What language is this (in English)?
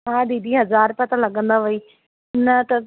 Sindhi